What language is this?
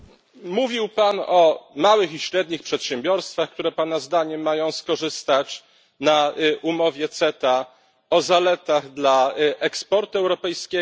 Polish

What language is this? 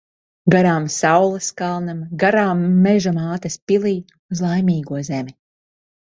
Latvian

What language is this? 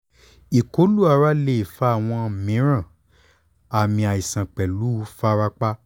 Yoruba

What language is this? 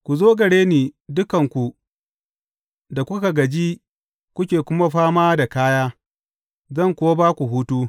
Hausa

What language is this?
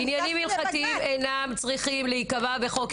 Hebrew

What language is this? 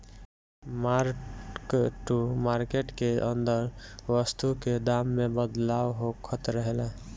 Bhojpuri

